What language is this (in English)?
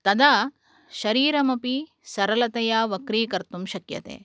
Sanskrit